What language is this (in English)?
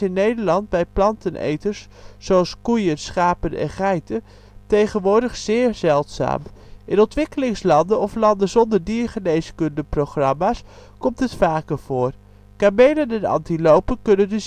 Dutch